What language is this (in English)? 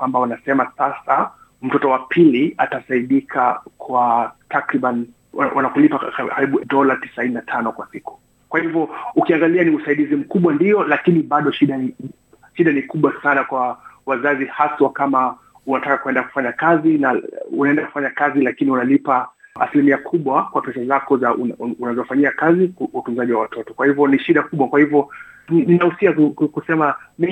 Swahili